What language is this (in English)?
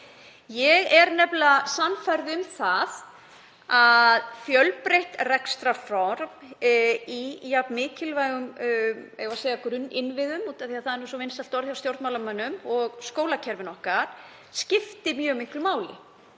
Icelandic